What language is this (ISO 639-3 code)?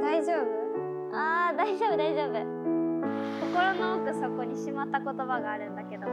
jpn